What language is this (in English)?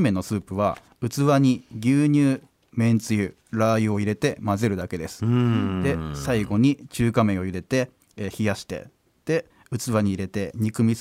Japanese